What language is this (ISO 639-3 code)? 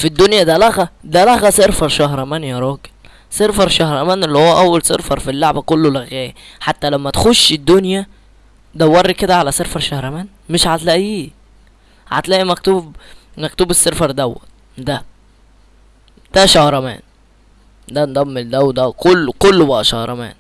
ara